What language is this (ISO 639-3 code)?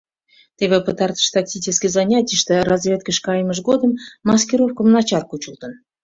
chm